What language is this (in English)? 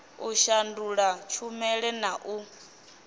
Venda